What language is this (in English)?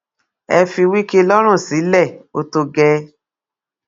Yoruba